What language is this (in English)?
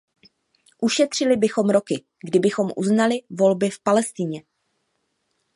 Czech